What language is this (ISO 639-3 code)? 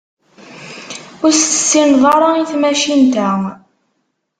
kab